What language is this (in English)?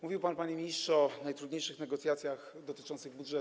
Polish